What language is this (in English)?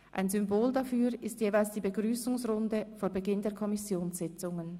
Swiss German